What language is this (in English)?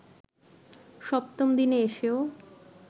Bangla